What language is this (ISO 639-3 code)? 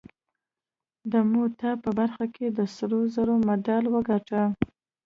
pus